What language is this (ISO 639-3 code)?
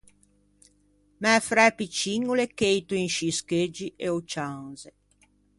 lij